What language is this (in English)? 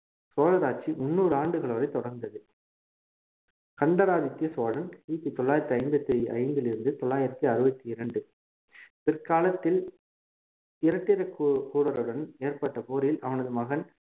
Tamil